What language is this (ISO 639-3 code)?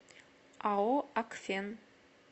rus